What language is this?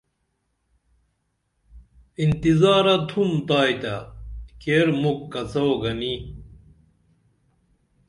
Dameli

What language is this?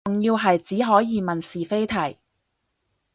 Cantonese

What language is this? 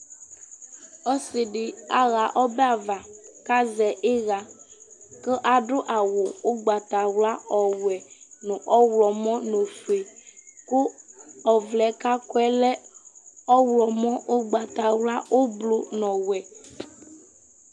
Ikposo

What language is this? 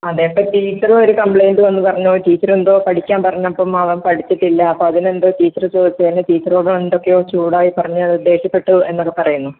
Malayalam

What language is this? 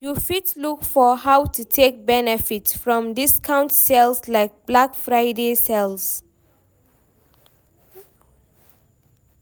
Nigerian Pidgin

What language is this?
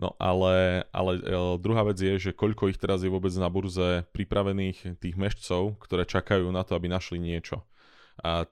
Slovak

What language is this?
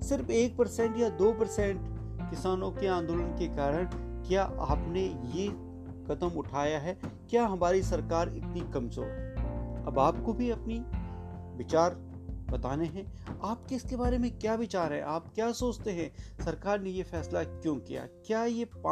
Hindi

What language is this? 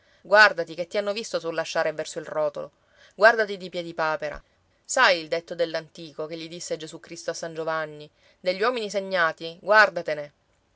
Italian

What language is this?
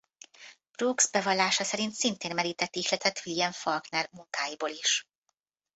Hungarian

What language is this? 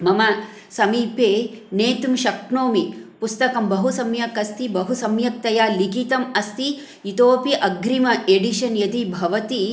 Sanskrit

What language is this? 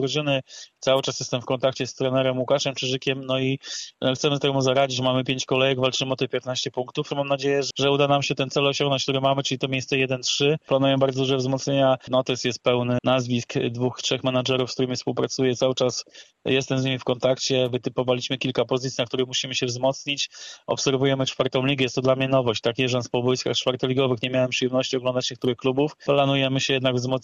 Polish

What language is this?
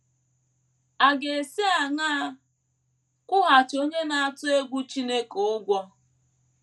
Igbo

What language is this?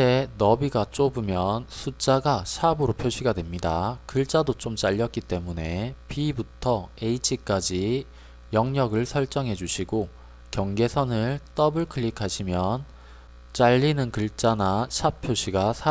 Korean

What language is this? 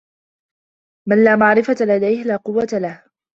Arabic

